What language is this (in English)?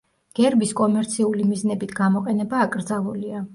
Georgian